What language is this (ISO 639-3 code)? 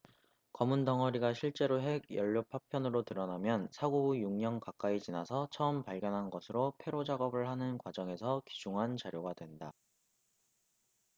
kor